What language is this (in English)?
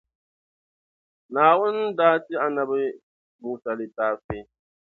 Dagbani